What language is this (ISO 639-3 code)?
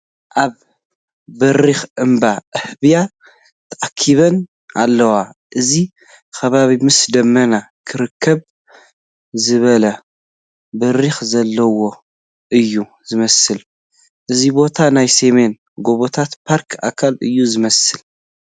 tir